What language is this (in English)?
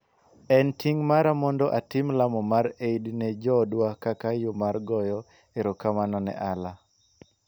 Luo (Kenya and Tanzania)